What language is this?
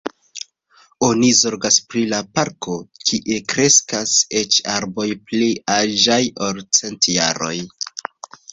Esperanto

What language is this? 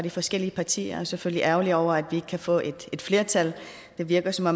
Danish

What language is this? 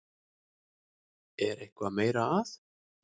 Icelandic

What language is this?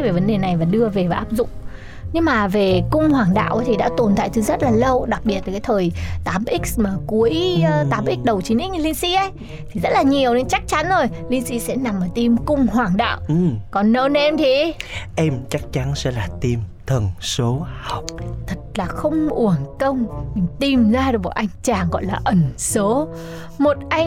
Vietnamese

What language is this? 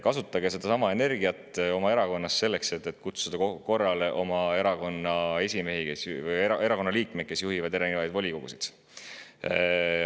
Estonian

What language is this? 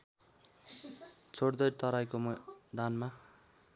Nepali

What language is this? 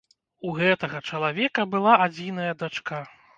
Belarusian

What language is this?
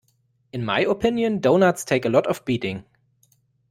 English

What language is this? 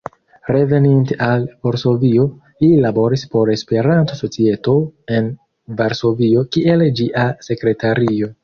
Esperanto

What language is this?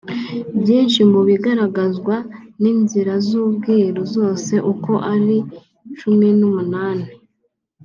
Kinyarwanda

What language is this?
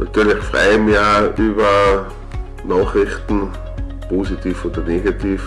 German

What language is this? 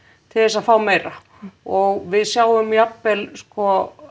Icelandic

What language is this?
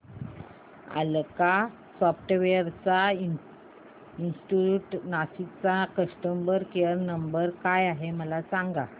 Marathi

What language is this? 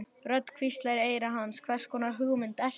Icelandic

